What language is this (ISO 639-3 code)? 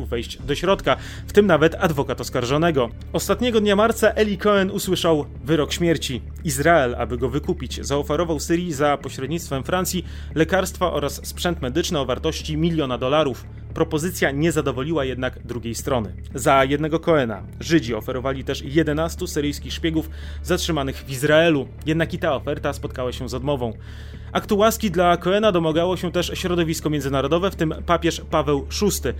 pol